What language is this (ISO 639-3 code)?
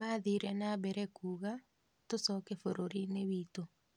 kik